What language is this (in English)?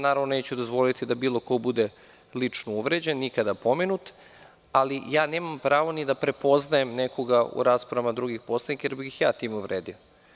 Serbian